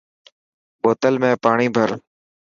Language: Dhatki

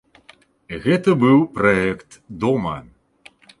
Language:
Belarusian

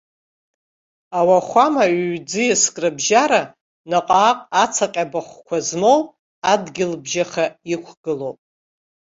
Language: Abkhazian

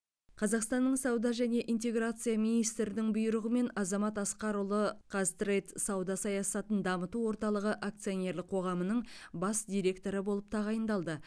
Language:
Kazakh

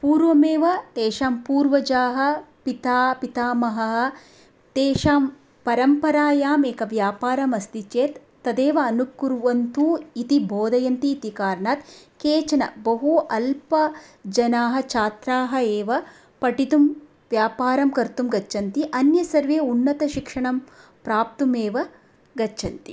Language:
Sanskrit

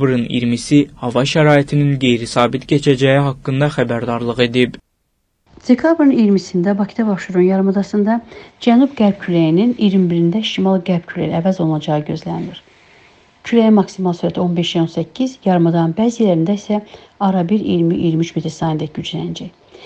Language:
Turkish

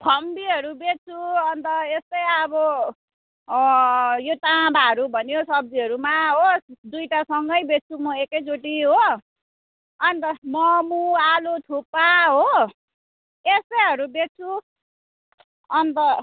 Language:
Nepali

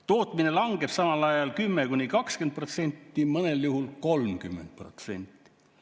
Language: Estonian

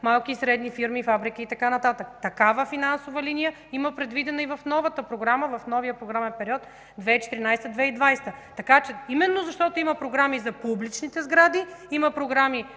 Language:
Bulgarian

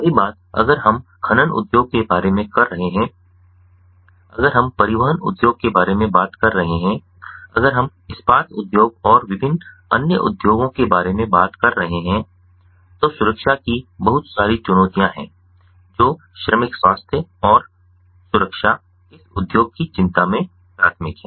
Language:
Hindi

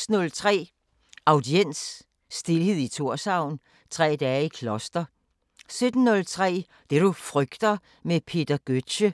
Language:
Danish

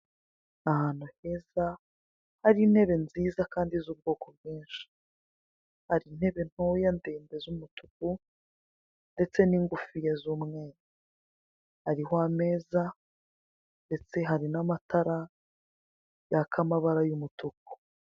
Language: Kinyarwanda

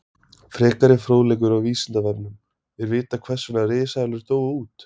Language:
Icelandic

